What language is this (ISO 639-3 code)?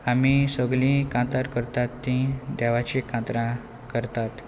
kok